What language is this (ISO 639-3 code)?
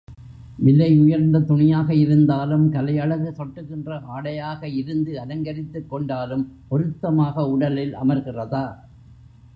tam